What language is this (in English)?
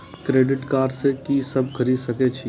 Maithili